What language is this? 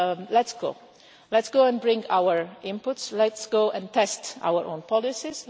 English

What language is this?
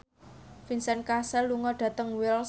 Javanese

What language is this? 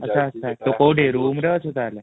Odia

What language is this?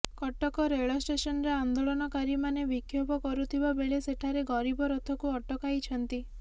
Odia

